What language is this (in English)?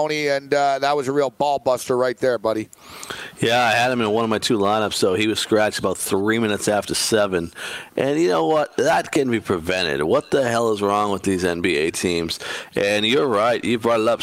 English